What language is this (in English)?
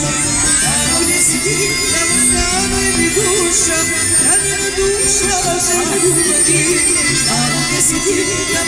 Romanian